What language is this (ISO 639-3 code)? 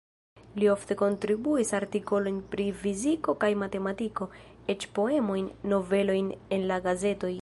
epo